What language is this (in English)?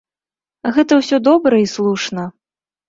Belarusian